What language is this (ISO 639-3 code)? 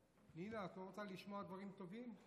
heb